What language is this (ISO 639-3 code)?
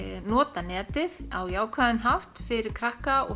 isl